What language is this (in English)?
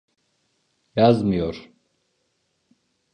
Turkish